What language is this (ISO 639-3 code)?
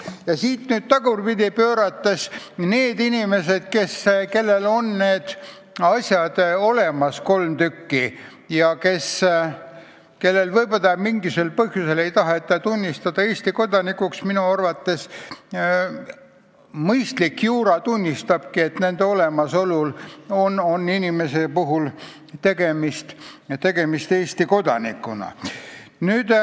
est